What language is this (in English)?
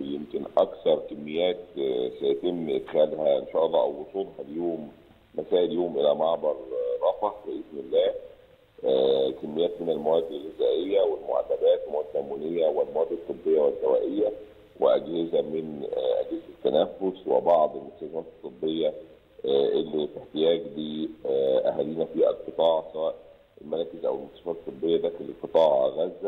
Arabic